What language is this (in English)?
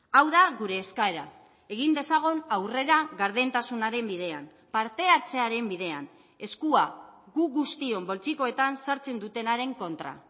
Basque